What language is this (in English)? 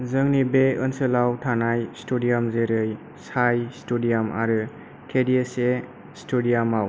Bodo